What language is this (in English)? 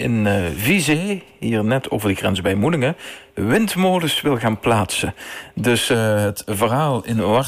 Dutch